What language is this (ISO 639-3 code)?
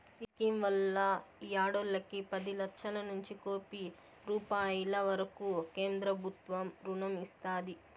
tel